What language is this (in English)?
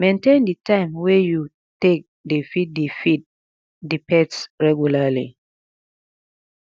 Nigerian Pidgin